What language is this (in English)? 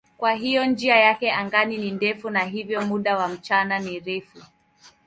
Swahili